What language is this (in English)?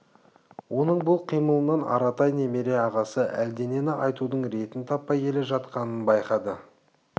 Kazakh